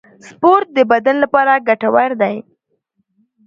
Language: Pashto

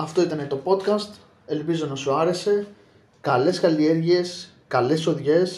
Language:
Greek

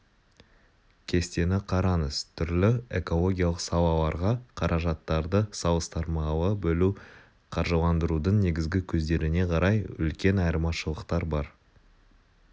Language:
Kazakh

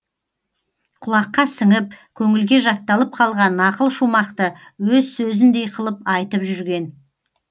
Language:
Kazakh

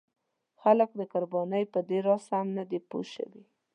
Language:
Pashto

